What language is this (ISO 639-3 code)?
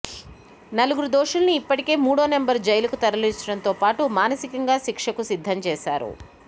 tel